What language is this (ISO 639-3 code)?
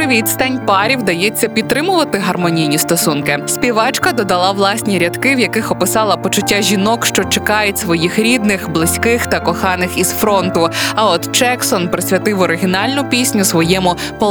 ukr